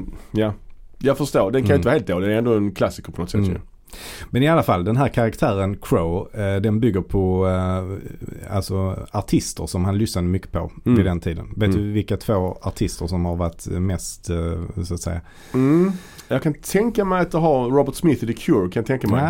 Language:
Swedish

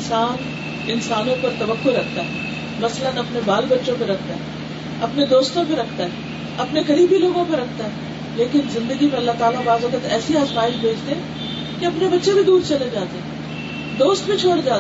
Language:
Urdu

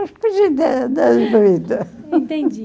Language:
Portuguese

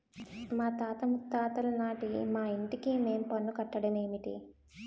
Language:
Telugu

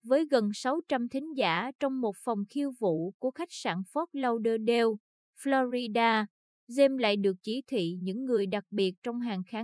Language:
Vietnamese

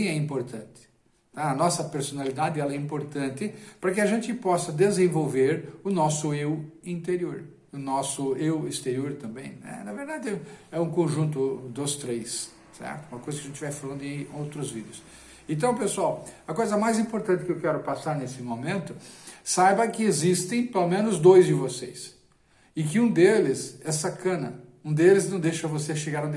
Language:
Portuguese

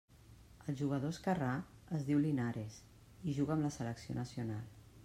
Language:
Catalan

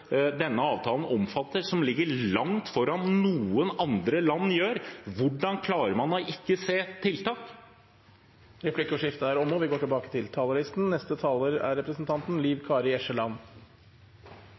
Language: Norwegian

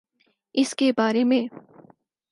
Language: Urdu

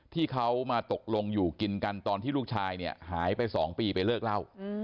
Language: Thai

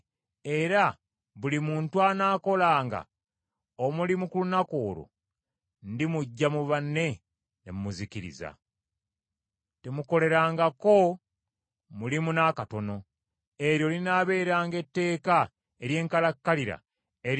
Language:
Ganda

